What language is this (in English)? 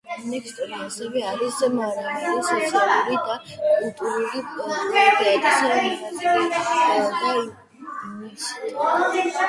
Georgian